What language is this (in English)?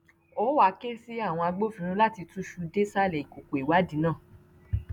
Yoruba